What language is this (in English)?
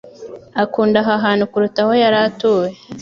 Kinyarwanda